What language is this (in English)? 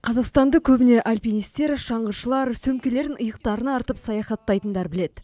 Kazakh